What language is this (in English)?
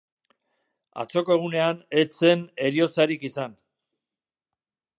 Basque